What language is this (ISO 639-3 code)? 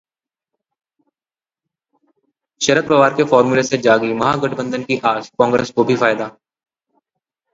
hin